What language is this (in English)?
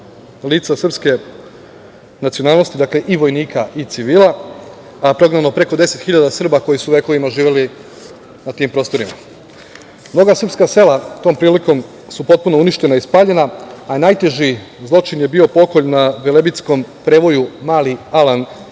Serbian